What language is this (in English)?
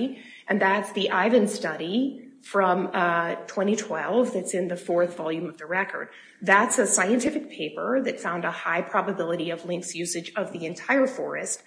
English